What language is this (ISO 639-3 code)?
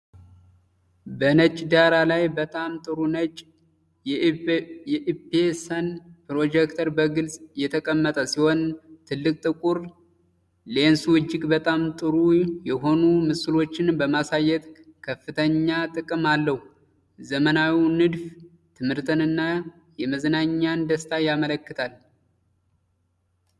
amh